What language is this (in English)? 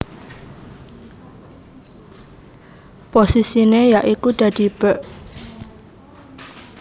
Javanese